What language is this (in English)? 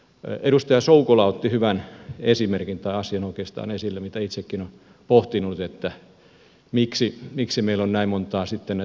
Finnish